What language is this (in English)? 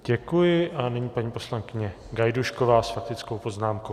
Czech